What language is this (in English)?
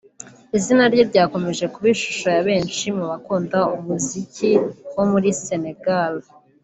Kinyarwanda